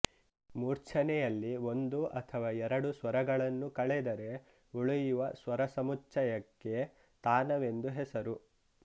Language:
Kannada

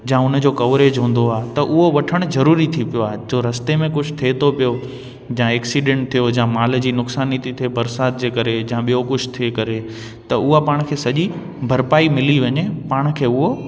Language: Sindhi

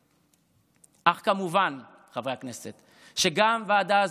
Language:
Hebrew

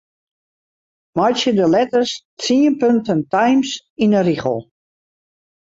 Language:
Western Frisian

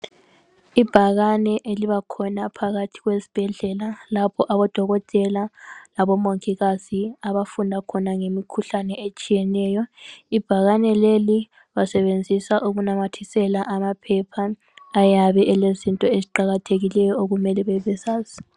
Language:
North Ndebele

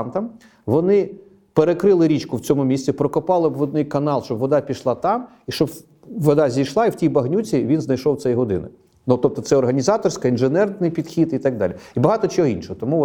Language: Ukrainian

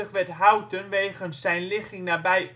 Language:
Dutch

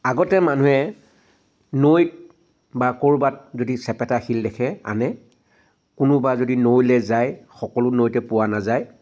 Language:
Assamese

